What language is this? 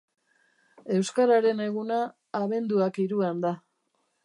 Basque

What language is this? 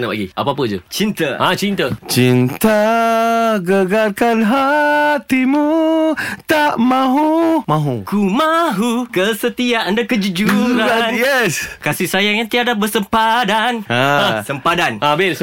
Malay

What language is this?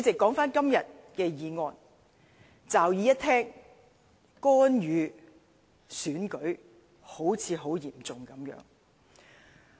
Cantonese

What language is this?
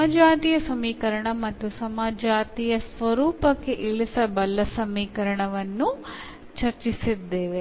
Malayalam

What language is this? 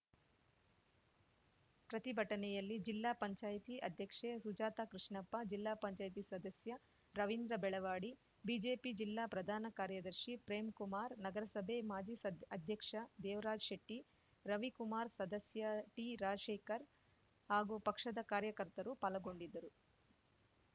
Kannada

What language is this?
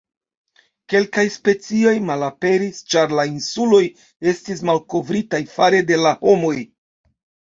Esperanto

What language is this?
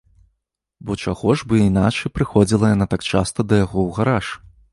Belarusian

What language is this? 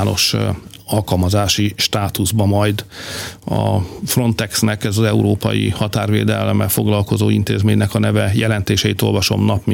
Hungarian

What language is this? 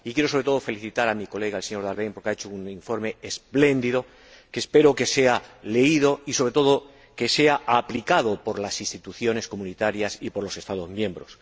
Spanish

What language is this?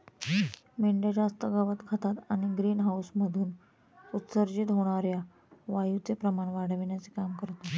Marathi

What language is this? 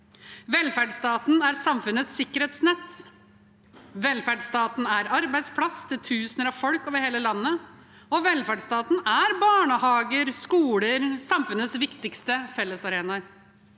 Norwegian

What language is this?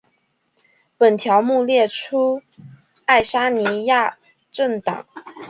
Chinese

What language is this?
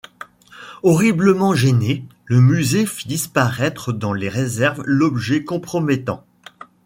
French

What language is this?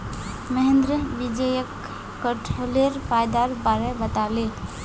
Magahi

